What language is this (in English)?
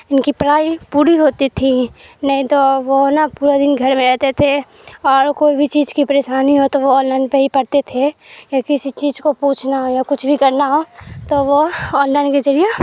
Urdu